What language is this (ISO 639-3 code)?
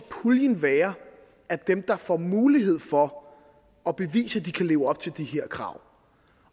dan